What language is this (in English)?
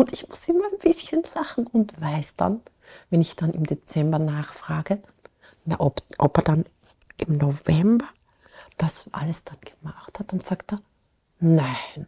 German